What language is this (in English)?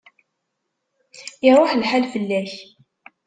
Kabyle